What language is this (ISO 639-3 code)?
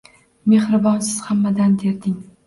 uzb